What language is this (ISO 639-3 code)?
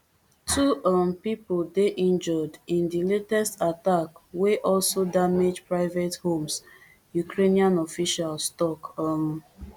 pcm